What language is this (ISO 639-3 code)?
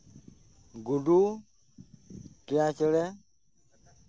sat